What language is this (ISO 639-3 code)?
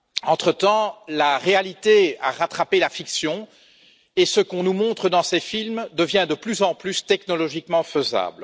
fra